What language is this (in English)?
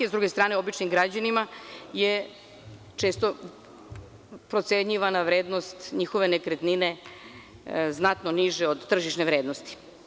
Serbian